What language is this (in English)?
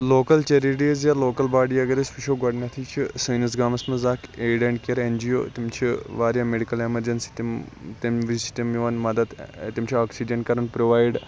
Kashmiri